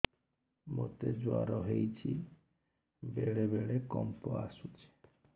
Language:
Odia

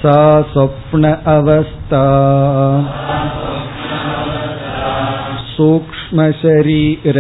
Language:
Tamil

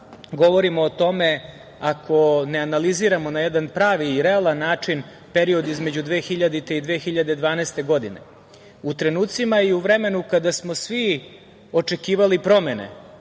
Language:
Serbian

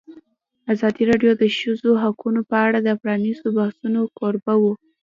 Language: Pashto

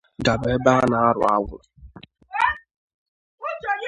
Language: Igbo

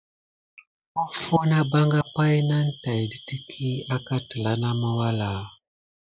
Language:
Gidar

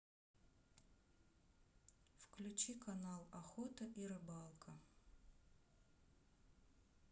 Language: Russian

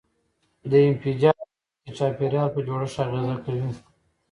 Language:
Pashto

